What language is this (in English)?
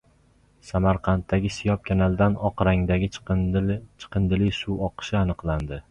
Uzbek